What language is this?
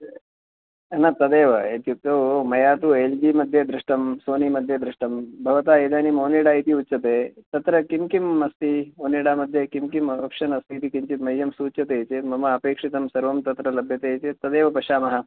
Sanskrit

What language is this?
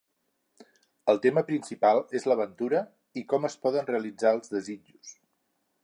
Catalan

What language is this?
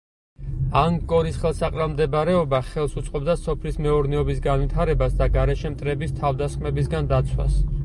Georgian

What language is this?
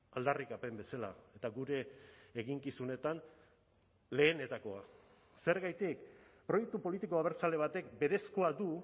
Basque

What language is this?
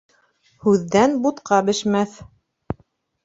Bashkir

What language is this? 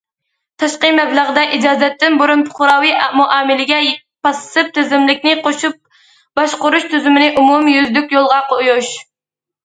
Uyghur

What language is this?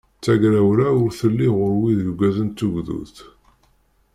Kabyle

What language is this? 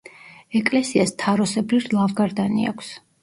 Georgian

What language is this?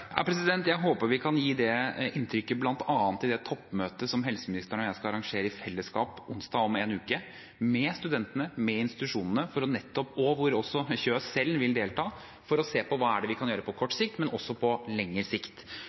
Norwegian Bokmål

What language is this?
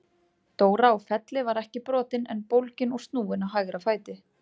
Icelandic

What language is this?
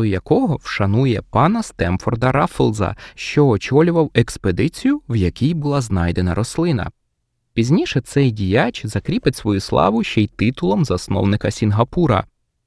Ukrainian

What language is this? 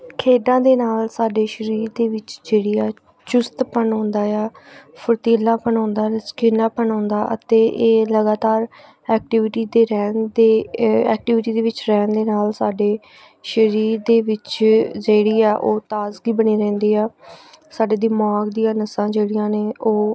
Punjabi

